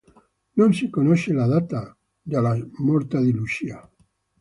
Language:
Italian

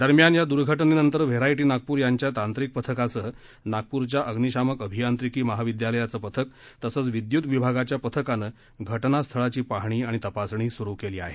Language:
Marathi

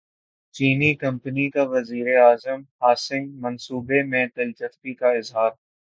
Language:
Urdu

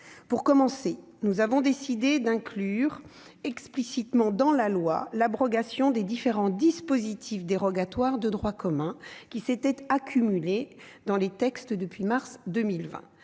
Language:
French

